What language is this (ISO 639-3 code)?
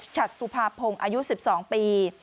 tha